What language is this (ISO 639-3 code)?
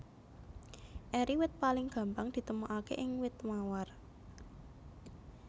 jav